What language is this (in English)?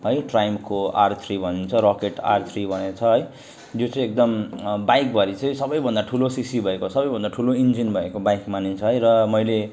Nepali